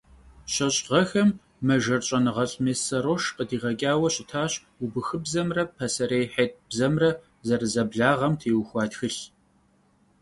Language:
Kabardian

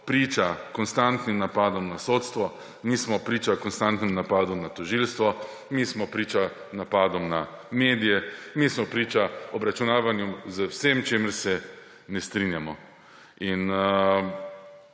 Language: Slovenian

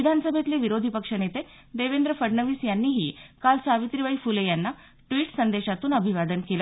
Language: Marathi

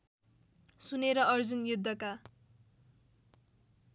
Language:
Nepali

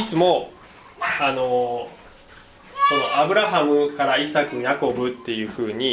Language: Japanese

